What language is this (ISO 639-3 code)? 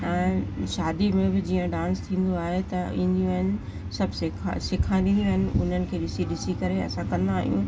snd